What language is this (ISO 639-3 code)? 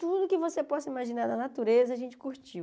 por